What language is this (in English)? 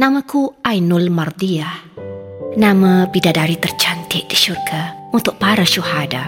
Malay